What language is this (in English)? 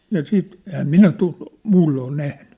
Finnish